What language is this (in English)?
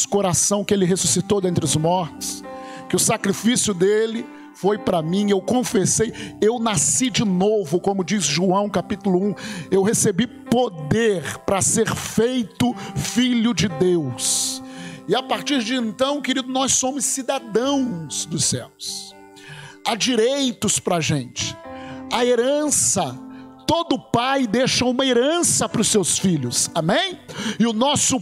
Portuguese